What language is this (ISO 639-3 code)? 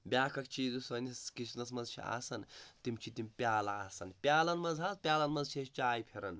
kas